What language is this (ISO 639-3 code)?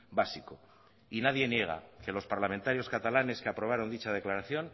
spa